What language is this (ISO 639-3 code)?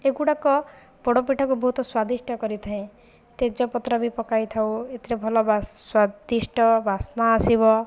ori